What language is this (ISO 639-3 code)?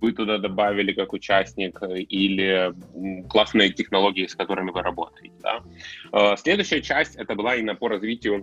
rus